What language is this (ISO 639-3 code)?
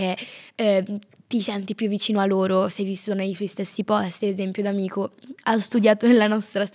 ita